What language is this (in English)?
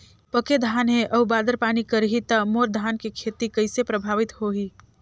Chhattisgarhi